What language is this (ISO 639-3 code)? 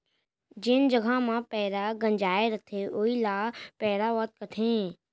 hne